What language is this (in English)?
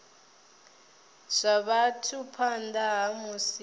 Venda